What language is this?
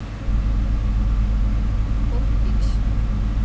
Russian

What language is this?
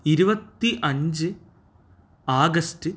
Malayalam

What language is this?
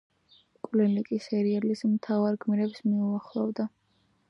Georgian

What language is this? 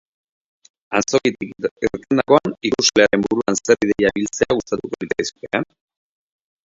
Basque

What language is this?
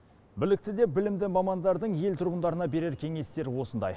Kazakh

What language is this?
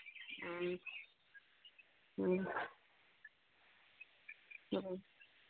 Manipuri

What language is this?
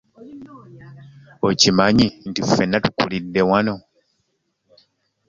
Ganda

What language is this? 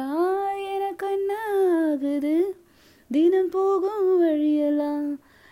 Tamil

